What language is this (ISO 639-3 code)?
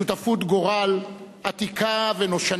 heb